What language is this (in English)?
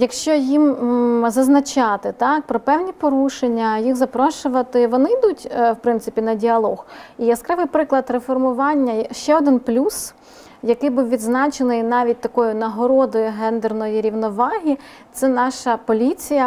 Ukrainian